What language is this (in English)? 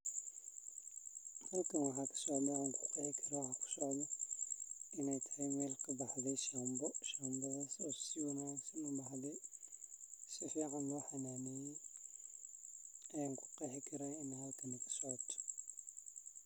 Somali